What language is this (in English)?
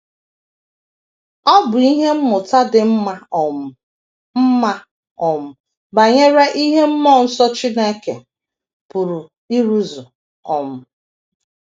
Igbo